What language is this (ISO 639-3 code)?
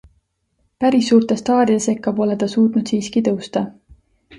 est